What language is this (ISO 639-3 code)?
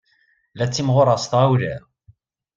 kab